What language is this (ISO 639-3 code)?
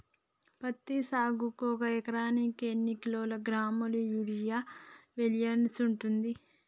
tel